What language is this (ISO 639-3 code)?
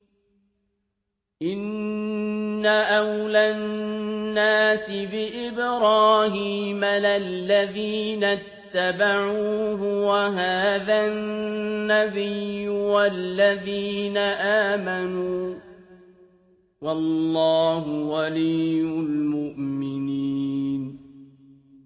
ara